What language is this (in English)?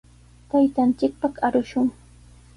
Sihuas Ancash Quechua